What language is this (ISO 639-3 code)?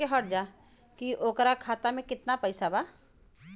bho